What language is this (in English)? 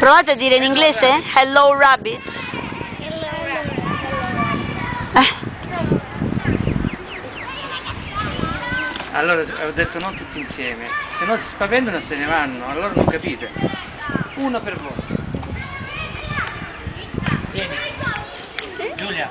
Italian